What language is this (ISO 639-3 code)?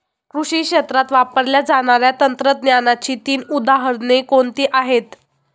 mar